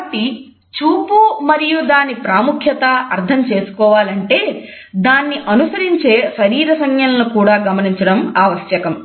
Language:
Telugu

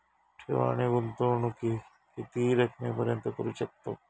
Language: Marathi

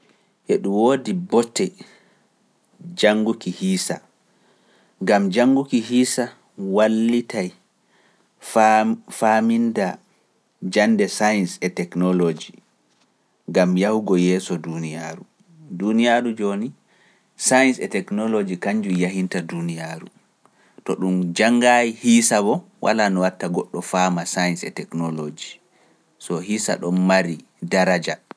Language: Pular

